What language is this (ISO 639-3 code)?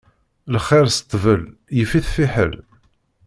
kab